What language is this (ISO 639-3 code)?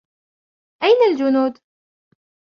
ara